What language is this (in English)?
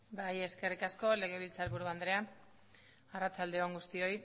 Basque